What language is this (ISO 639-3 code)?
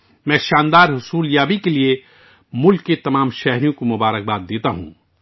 urd